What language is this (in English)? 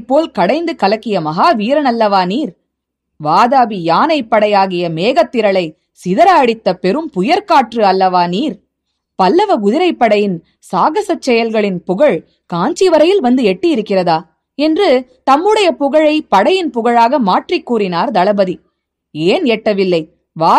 Tamil